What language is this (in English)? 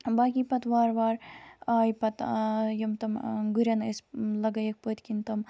Kashmiri